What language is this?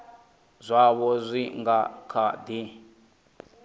Venda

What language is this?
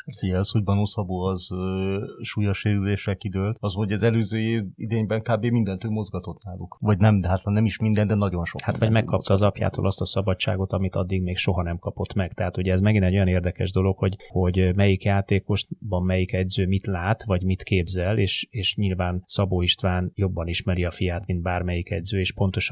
Hungarian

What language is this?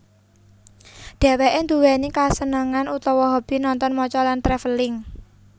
Javanese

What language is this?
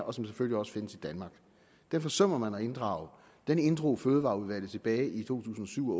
Danish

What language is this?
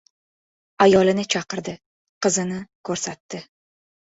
Uzbek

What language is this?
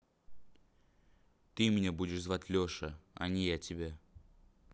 Russian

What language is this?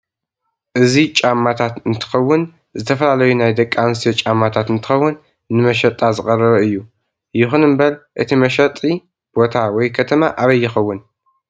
Tigrinya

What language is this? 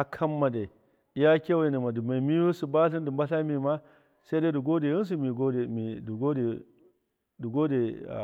Miya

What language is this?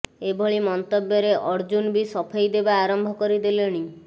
Odia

